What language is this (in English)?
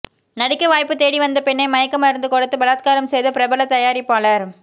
Tamil